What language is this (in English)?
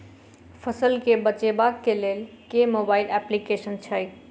Maithili